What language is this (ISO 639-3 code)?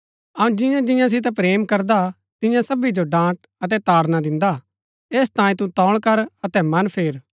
gbk